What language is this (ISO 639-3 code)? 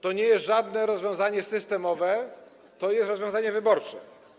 pol